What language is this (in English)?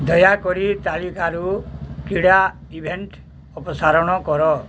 Odia